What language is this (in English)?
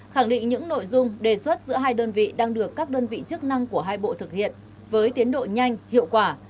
Vietnamese